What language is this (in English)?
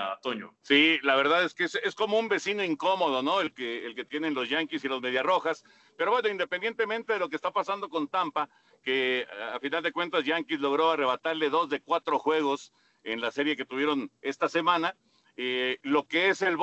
Spanish